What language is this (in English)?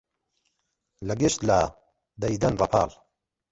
Central Kurdish